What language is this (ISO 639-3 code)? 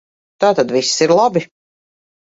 lav